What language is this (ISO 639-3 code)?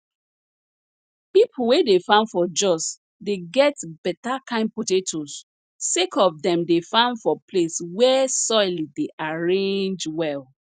pcm